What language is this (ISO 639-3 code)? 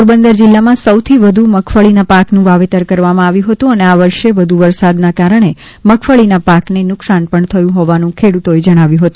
guj